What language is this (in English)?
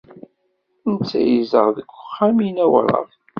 Kabyle